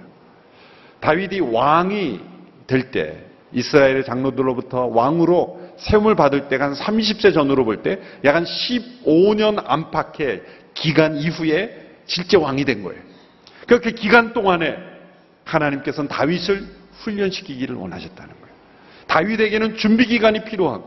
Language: Korean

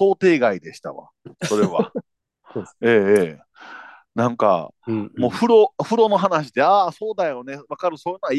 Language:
Japanese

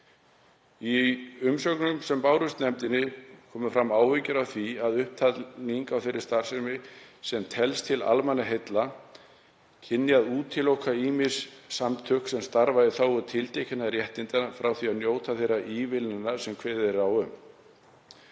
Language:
Icelandic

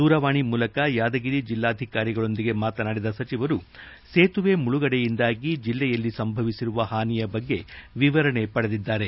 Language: Kannada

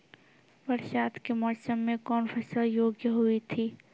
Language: Maithili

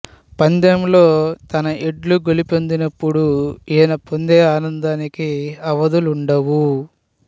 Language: Telugu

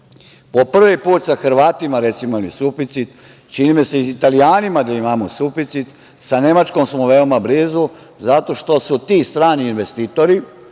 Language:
Serbian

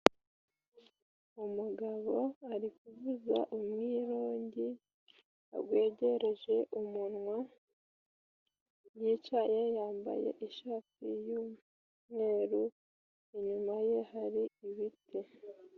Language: Kinyarwanda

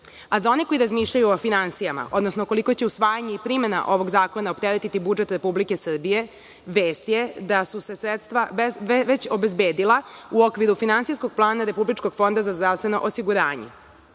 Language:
Serbian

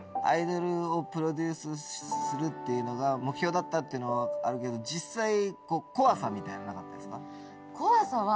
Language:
Japanese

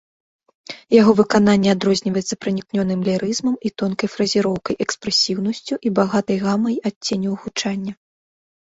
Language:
Belarusian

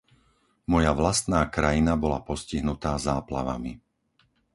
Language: Slovak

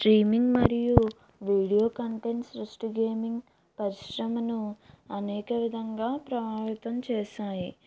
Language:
Telugu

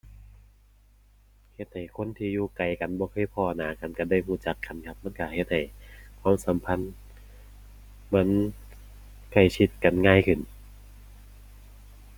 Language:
Thai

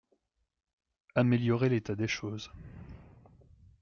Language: French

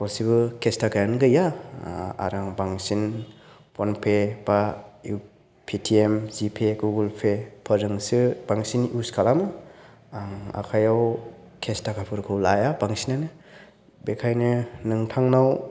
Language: Bodo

